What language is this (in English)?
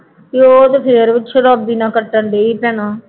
Punjabi